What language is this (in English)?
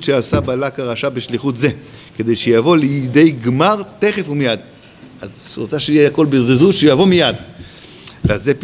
Hebrew